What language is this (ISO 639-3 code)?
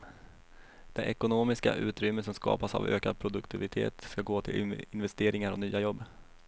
swe